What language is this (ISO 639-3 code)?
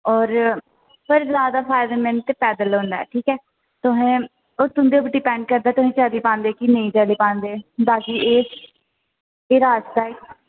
doi